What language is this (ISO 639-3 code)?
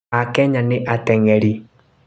kik